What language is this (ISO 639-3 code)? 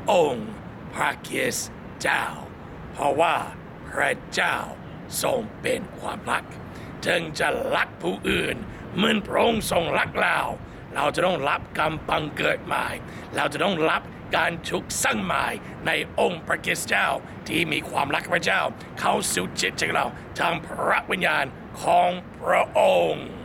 tha